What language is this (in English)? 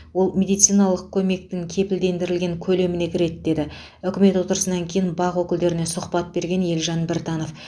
Kazakh